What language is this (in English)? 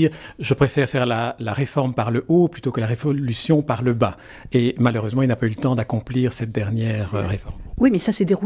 French